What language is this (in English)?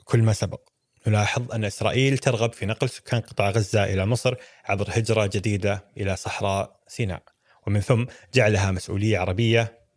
Arabic